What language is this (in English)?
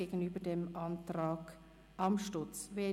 Swiss German